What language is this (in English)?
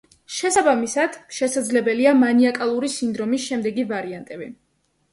Georgian